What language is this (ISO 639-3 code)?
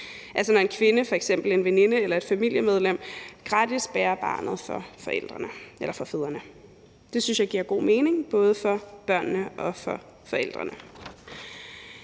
dan